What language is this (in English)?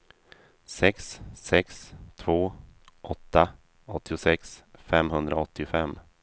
Swedish